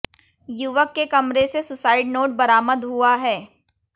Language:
Hindi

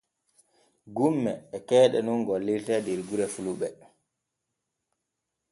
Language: Borgu Fulfulde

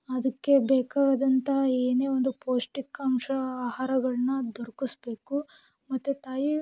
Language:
Kannada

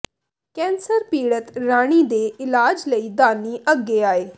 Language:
Punjabi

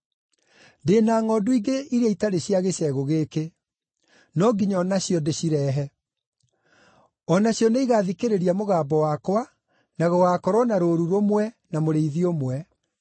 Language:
Kikuyu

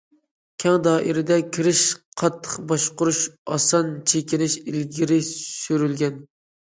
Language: Uyghur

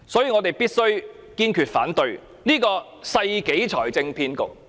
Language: Cantonese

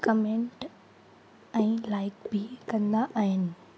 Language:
Sindhi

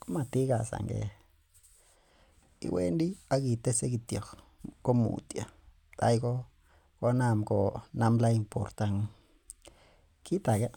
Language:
Kalenjin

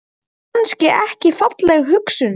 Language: Icelandic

